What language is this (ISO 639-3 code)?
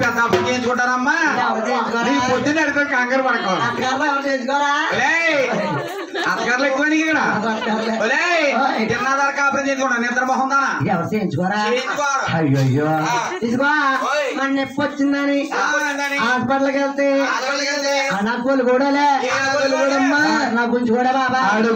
tha